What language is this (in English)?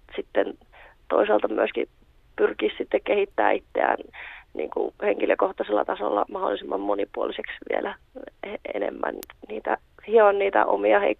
Finnish